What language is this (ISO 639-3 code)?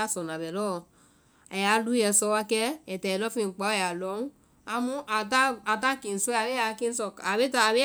vai